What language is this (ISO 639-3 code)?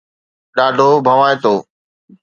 snd